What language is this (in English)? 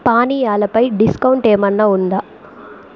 Telugu